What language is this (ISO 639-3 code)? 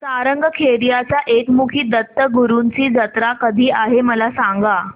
mar